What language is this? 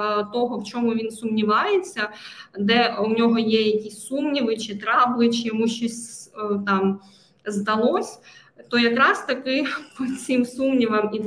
Ukrainian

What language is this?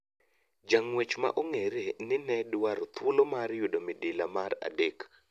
Luo (Kenya and Tanzania)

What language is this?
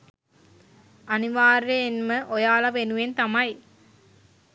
Sinhala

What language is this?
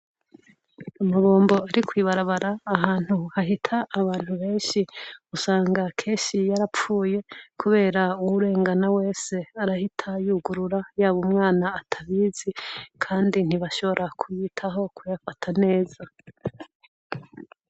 Rundi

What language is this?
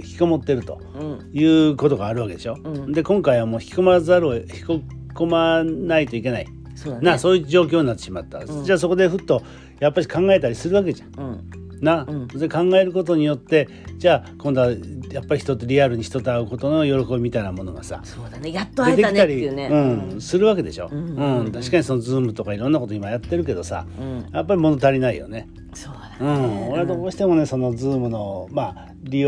Japanese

